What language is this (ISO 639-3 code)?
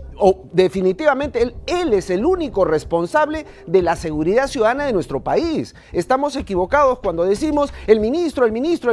spa